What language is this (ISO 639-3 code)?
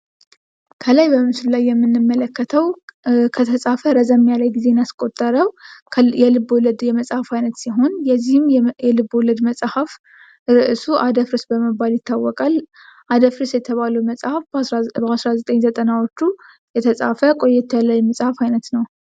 amh